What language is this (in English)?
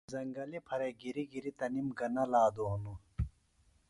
Phalura